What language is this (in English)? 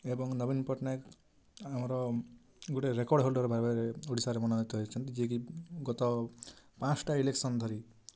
Odia